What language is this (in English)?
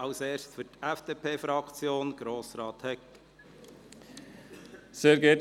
Swiss German